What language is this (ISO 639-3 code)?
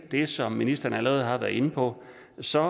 dan